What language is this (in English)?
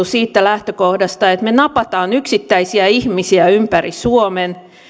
Finnish